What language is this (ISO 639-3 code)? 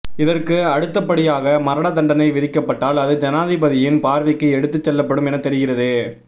tam